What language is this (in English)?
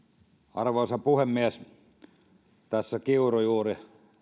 Finnish